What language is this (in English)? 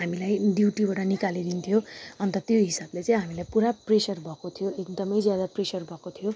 Nepali